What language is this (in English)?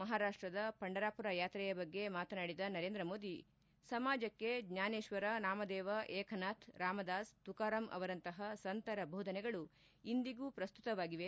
Kannada